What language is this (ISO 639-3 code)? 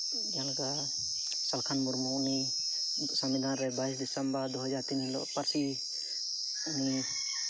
sat